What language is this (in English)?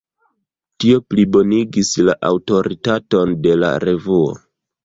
Esperanto